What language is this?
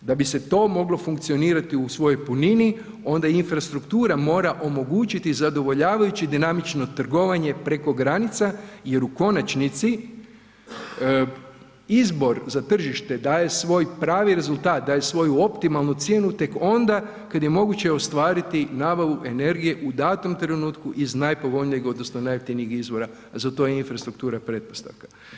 Croatian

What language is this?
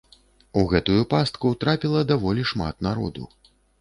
Belarusian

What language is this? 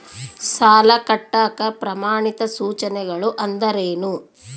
Kannada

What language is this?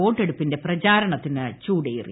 Malayalam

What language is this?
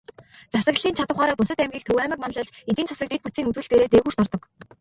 Mongolian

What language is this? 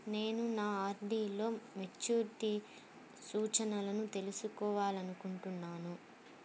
Telugu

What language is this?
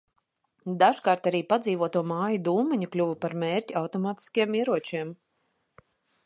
Latvian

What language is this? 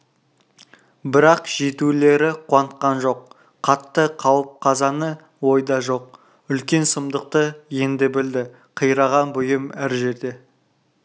Kazakh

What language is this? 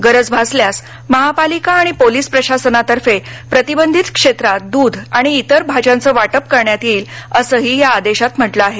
Marathi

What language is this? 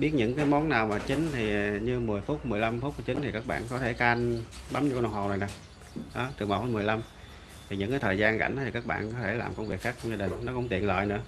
Vietnamese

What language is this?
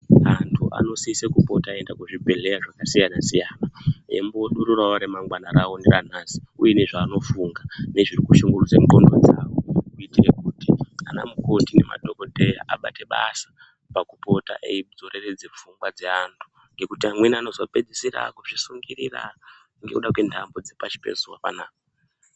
Ndau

